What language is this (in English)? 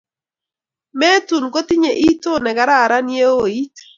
Kalenjin